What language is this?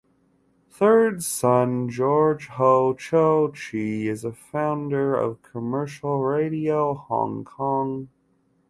English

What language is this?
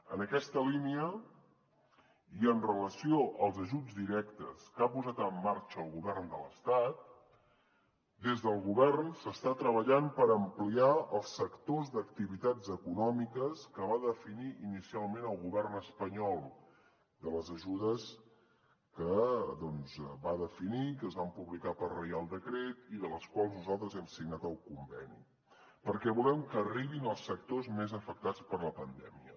Catalan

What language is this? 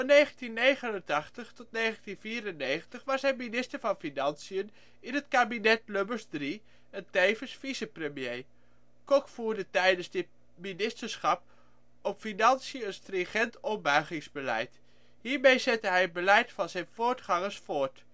Dutch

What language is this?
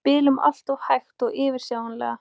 Icelandic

